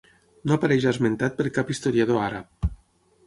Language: Catalan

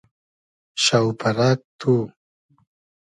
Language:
Hazaragi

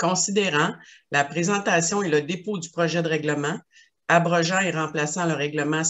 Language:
French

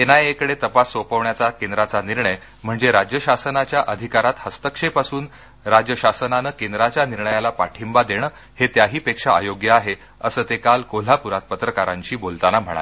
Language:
Marathi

